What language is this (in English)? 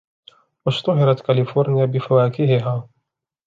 Arabic